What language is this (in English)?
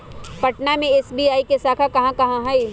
Magahi